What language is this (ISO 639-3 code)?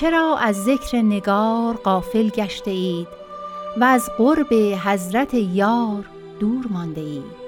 fas